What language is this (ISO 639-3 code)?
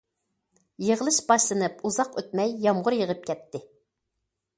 uig